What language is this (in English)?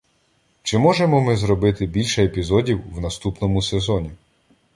Ukrainian